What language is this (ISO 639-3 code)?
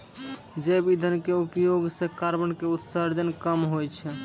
mai